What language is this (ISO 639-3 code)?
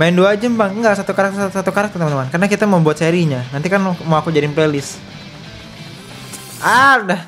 ind